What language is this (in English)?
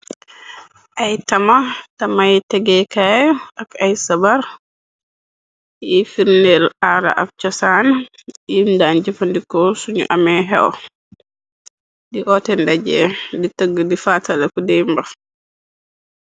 Wolof